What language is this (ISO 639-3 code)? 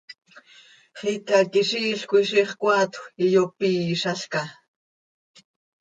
sei